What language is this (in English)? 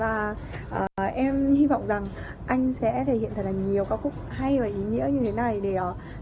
Vietnamese